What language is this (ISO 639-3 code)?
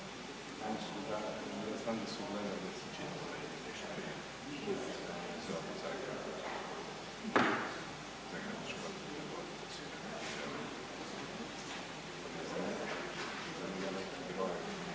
hrv